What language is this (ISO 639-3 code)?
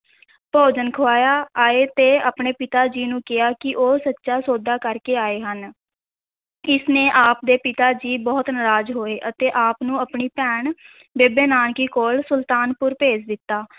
pan